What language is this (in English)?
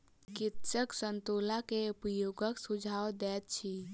Maithili